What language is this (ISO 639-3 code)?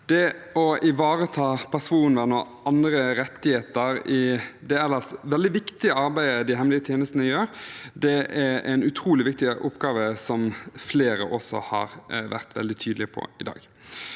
nor